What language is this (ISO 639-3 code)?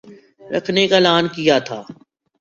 urd